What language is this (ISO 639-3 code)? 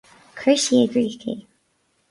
gle